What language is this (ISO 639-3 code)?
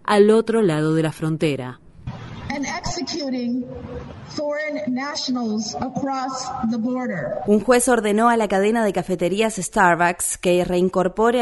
spa